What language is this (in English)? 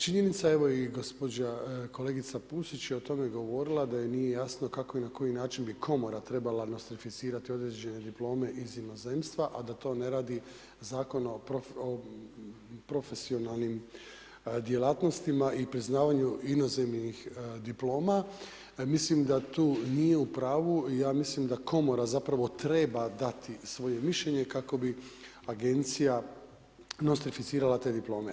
Croatian